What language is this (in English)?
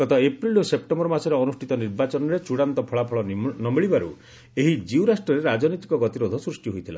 Odia